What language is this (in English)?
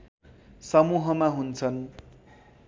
Nepali